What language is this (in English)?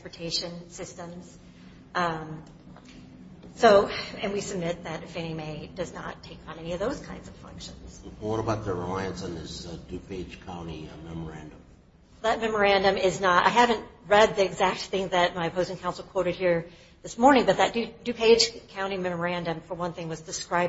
English